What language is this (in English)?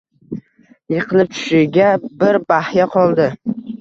Uzbek